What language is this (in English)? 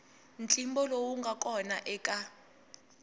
Tsonga